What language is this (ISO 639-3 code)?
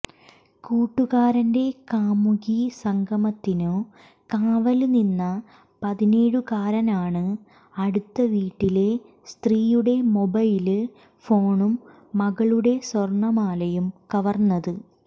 mal